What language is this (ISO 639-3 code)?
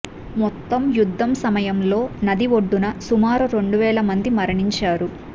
tel